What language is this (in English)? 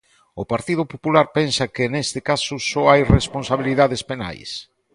Galician